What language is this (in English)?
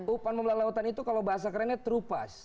Indonesian